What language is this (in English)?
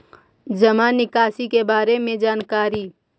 Magahi